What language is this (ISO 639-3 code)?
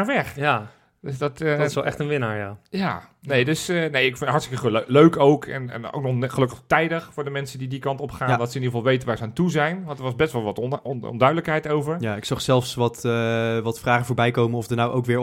nld